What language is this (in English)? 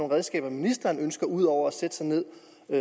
Danish